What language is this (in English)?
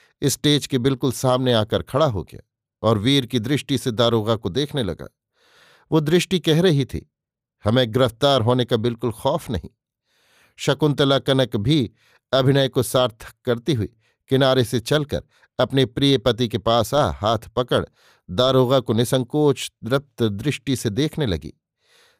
Hindi